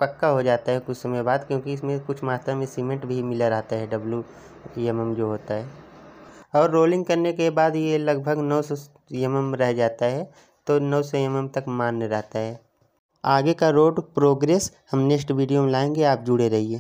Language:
Hindi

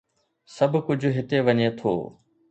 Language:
Sindhi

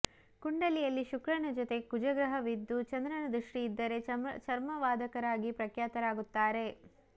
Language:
Kannada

